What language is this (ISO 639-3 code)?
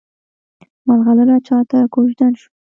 pus